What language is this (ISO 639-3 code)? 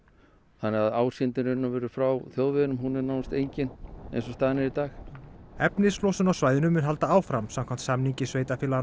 isl